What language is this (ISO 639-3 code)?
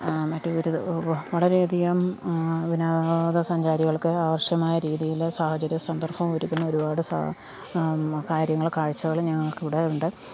mal